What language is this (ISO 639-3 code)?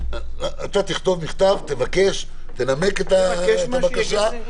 heb